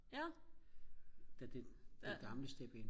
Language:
Danish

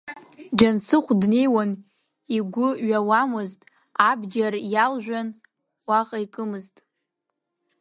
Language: Abkhazian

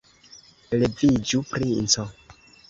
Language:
Esperanto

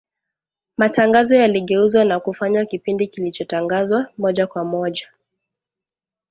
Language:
Swahili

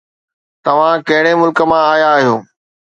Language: Sindhi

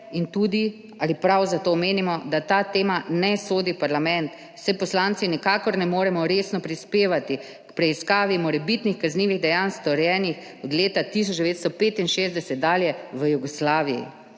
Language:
Slovenian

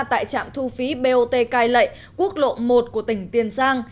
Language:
Vietnamese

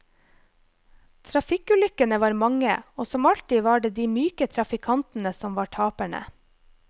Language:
Norwegian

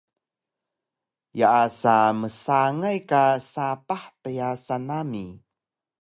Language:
Taroko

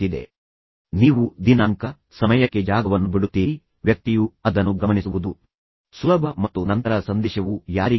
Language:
Kannada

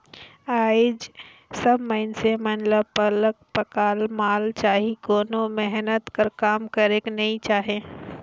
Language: Chhattisgarhi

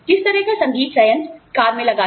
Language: Hindi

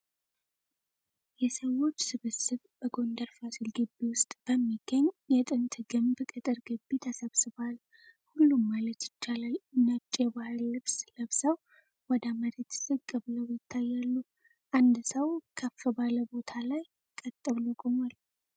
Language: Amharic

